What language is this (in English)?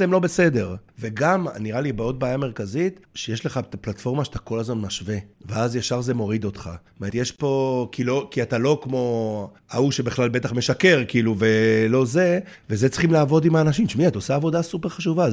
Hebrew